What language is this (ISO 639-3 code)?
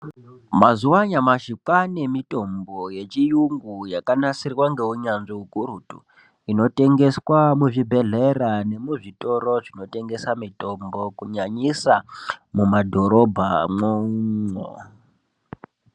ndc